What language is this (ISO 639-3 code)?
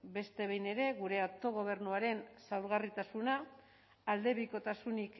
eus